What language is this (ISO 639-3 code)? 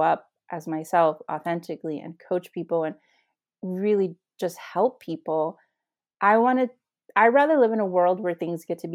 eng